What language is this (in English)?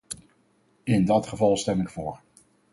Dutch